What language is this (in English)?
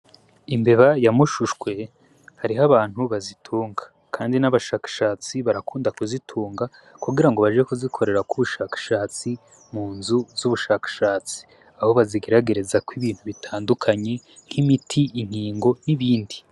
Rundi